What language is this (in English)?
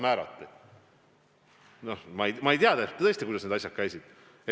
Estonian